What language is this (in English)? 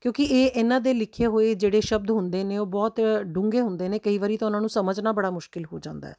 Punjabi